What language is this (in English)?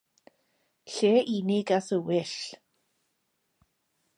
Welsh